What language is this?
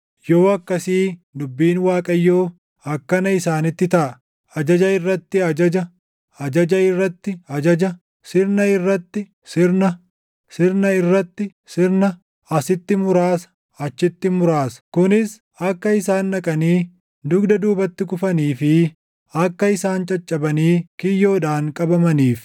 Oromo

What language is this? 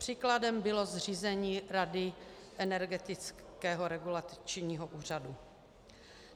Czech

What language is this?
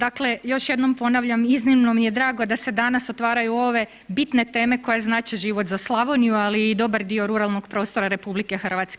Croatian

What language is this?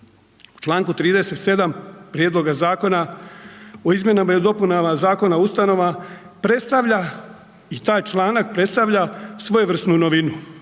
Croatian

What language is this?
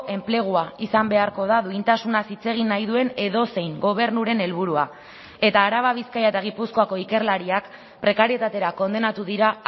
Basque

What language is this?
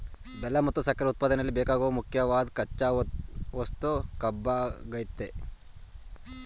Kannada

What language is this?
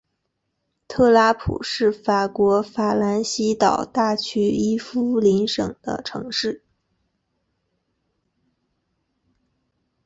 Chinese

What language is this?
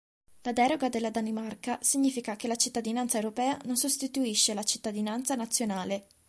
Italian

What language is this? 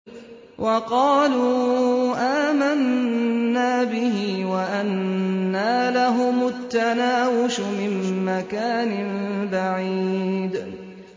Arabic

